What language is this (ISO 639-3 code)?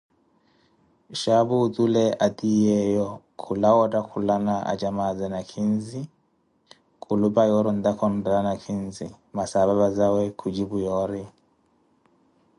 eko